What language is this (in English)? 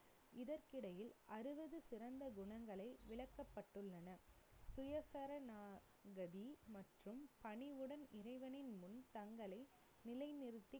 Tamil